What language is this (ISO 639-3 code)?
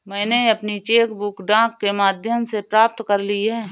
hin